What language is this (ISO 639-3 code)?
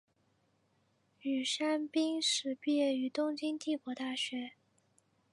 zho